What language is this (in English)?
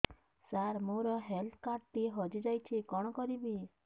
Odia